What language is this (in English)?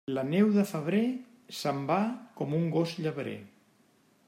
Catalan